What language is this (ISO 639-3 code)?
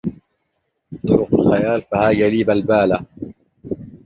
ara